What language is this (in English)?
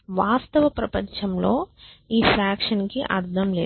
Telugu